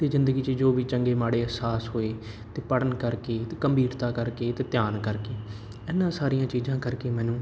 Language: Punjabi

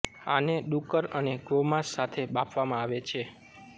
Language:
Gujarati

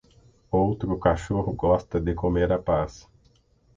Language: Portuguese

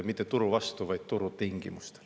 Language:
Estonian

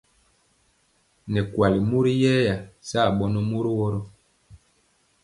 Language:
Mpiemo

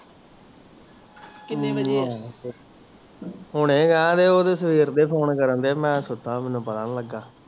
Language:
Punjabi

